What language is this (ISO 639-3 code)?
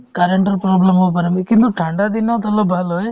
asm